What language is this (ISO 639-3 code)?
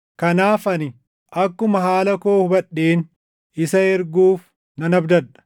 orm